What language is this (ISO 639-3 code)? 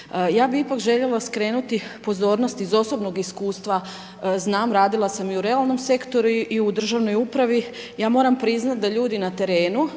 hrv